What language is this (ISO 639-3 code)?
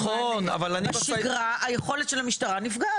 heb